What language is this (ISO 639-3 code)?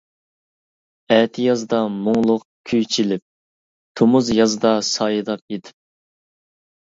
uig